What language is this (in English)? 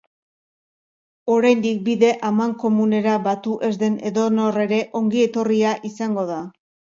Basque